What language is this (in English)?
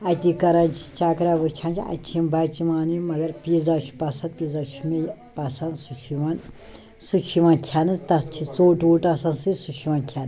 Kashmiri